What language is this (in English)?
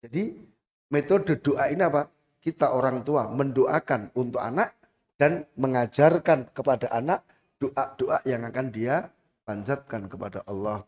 Indonesian